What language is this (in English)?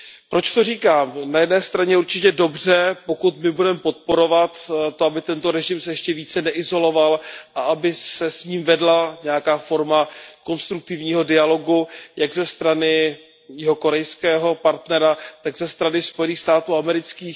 Czech